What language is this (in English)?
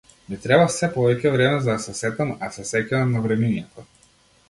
Macedonian